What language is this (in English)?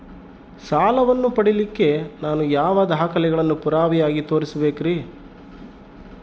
Kannada